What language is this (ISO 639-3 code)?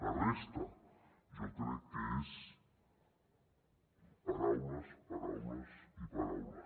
cat